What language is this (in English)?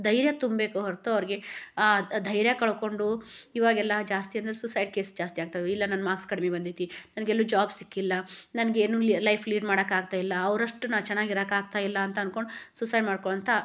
Kannada